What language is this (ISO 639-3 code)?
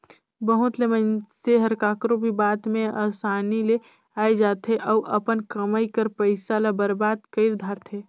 hne